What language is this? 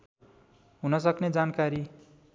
Nepali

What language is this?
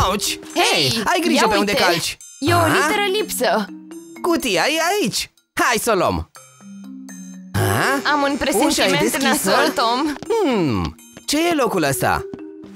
Romanian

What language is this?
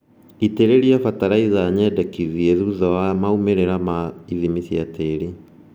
Kikuyu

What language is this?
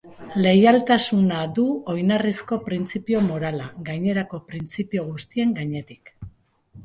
Basque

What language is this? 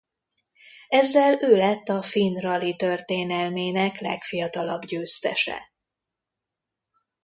Hungarian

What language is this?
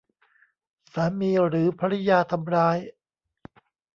Thai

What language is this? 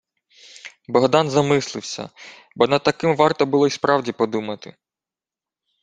Ukrainian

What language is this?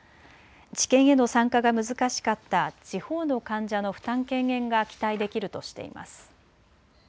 Japanese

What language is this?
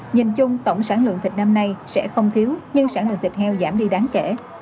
Vietnamese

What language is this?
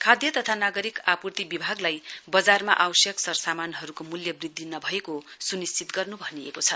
Nepali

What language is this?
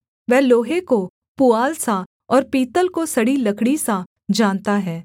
Hindi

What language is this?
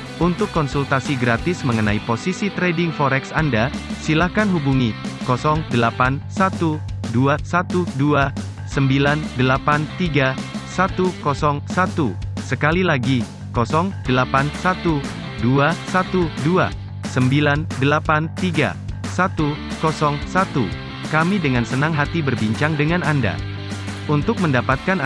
Indonesian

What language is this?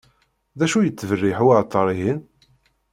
Kabyle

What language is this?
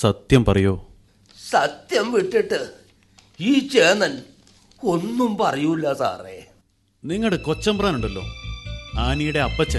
Malayalam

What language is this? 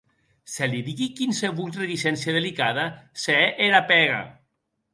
Occitan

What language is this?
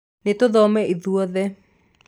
Kikuyu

